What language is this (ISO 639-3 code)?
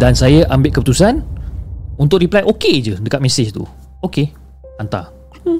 msa